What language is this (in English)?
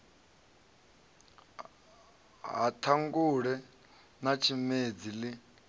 Venda